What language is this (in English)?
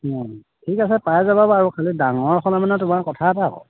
Assamese